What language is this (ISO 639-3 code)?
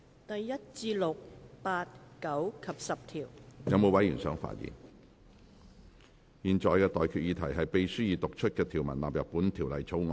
yue